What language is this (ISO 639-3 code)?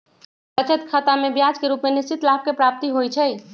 mag